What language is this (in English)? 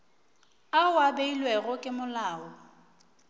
Northern Sotho